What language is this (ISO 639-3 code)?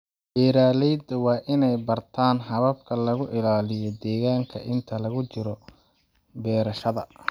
som